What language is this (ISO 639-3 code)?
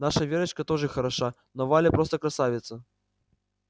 rus